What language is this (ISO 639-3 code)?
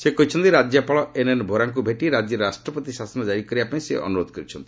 ori